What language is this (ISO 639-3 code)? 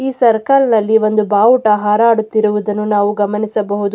kan